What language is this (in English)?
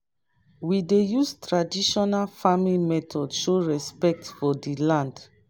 Nigerian Pidgin